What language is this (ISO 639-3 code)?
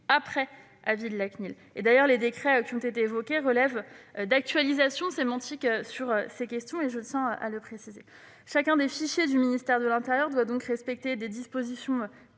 fra